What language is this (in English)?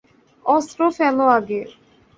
Bangla